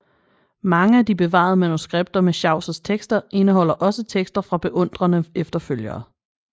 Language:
Danish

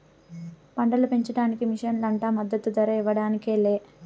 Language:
Telugu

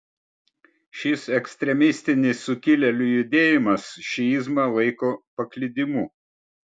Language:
Lithuanian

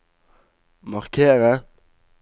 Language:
Norwegian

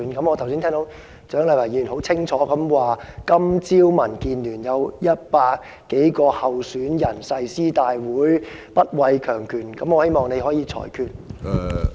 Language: Cantonese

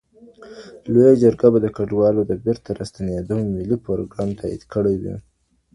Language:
Pashto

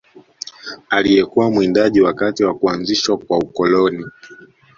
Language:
Swahili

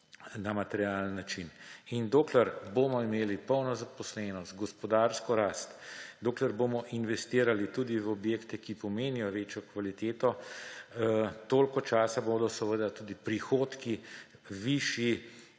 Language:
Slovenian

